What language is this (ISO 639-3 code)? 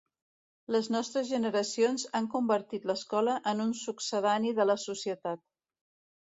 cat